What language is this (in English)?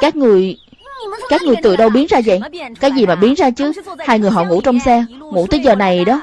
Vietnamese